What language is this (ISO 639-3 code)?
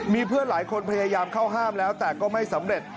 tha